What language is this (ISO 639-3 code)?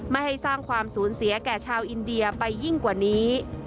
tha